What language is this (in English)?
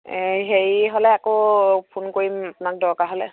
Assamese